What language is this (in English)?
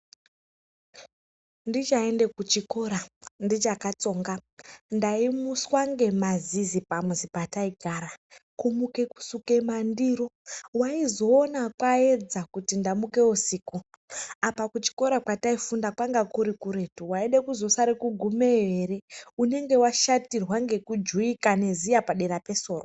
Ndau